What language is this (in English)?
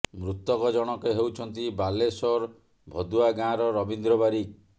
Odia